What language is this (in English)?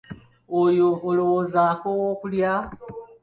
Ganda